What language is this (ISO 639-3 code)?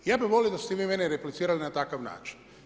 hrv